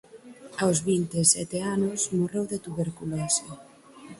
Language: Galician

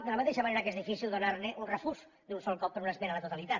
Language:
Catalan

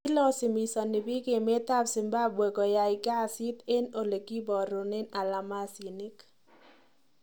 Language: Kalenjin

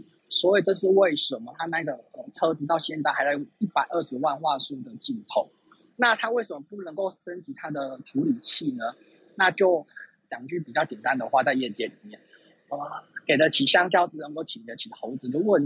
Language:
Chinese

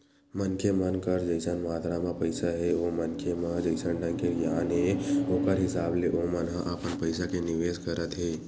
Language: Chhattisgarhi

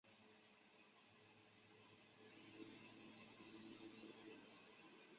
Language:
Chinese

